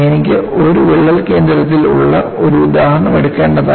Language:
Malayalam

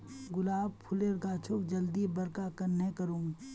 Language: Magahi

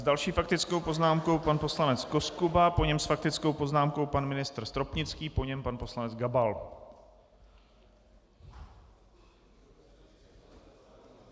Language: Czech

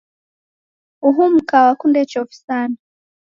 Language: Taita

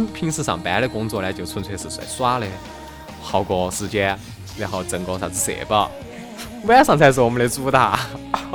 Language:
Chinese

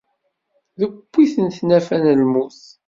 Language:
Kabyle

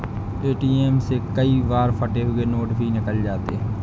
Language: Hindi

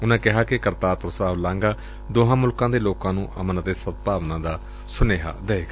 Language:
Punjabi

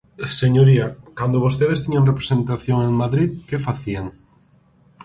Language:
Galician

